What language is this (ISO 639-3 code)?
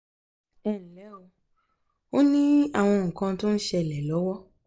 yor